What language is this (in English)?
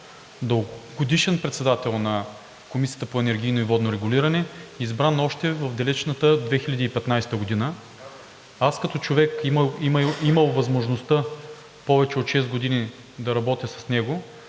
Bulgarian